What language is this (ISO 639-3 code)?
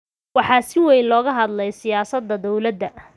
som